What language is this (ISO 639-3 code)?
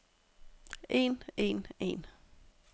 dan